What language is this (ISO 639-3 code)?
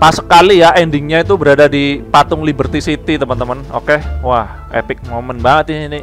ind